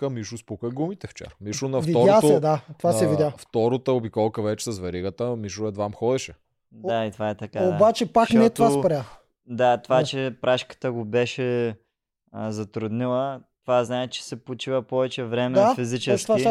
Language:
Bulgarian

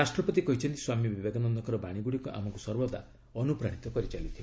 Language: Odia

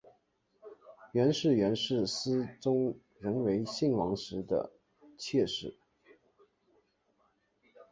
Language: Chinese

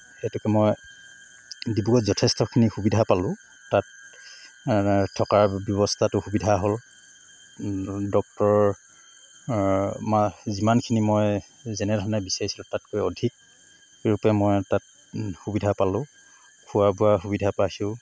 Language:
Assamese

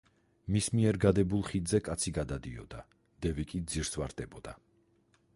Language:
Georgian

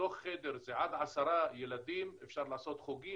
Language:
Hebrew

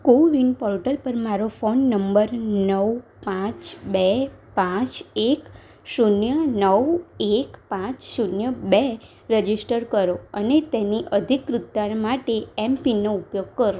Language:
Gujarati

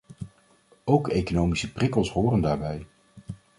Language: Dutch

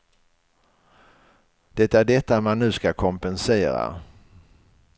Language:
Swedish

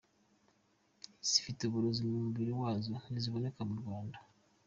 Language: Kinyarwanda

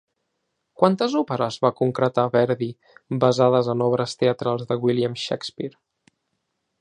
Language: Catalan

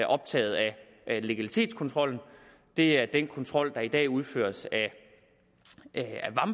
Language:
Danish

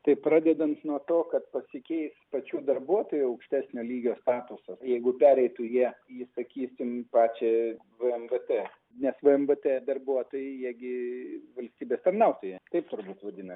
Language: Lithuanian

